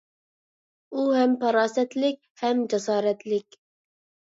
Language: Uyghur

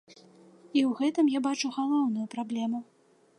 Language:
Belarusian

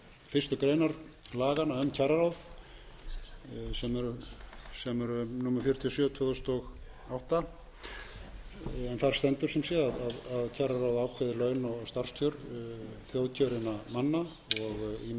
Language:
Icelandic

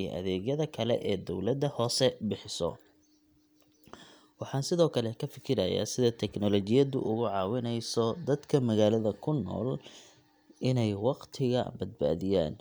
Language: Somali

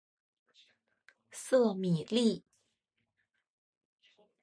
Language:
Chinese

